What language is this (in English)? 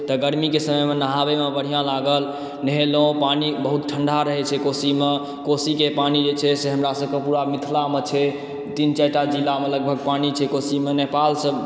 Maithili